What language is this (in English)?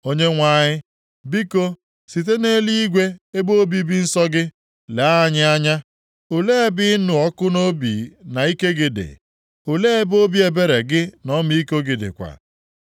Igbo